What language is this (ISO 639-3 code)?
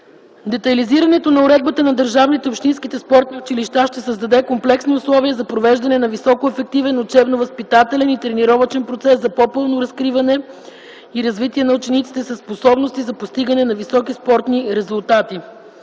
bul